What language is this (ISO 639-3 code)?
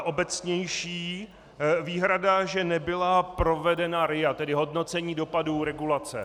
ces